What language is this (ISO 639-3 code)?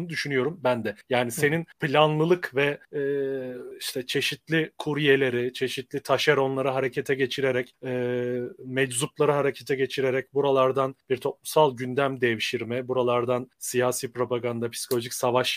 tur